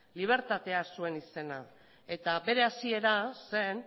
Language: Basque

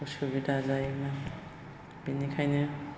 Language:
Bodo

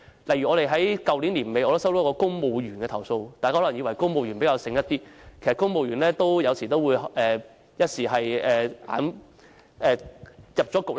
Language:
Cantonese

